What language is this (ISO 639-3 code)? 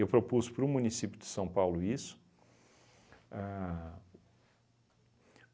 por